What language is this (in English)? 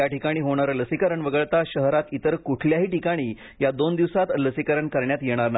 Marathi